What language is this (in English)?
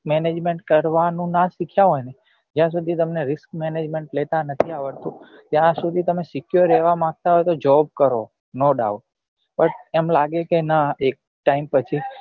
Gujarati